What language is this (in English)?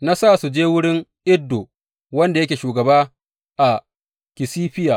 Hausa